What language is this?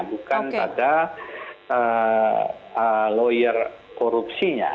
Indonesian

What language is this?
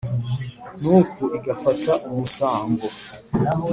Kinyarwanda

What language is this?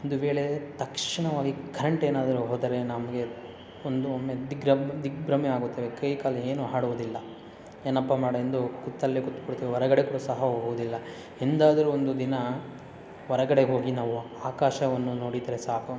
Kannada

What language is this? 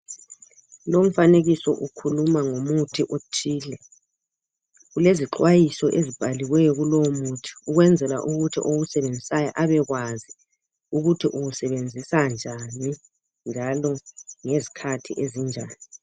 North Ndebele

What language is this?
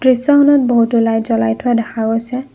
Assamese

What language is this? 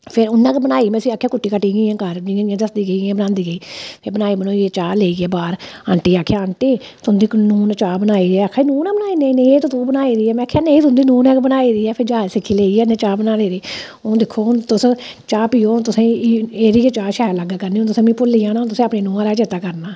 Dogri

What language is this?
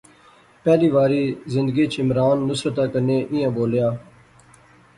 Pahari-Potwari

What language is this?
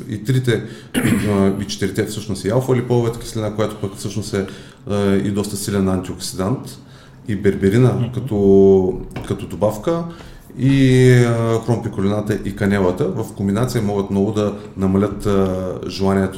Bulgarian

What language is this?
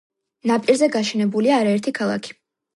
Georgian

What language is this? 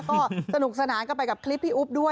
Thai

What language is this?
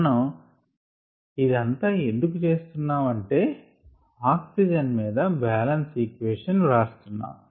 Telugu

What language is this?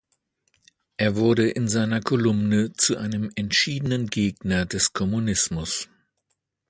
German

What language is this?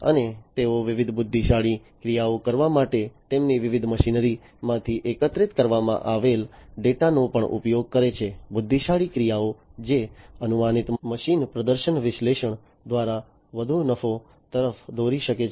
Gujarati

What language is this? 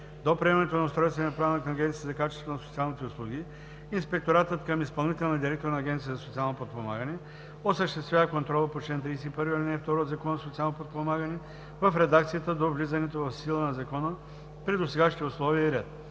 Bulgarian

